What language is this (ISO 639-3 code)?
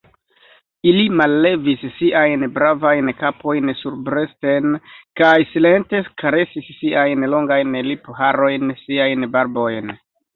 epo